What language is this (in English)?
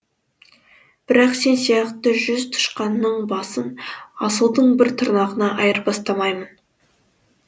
Kazakh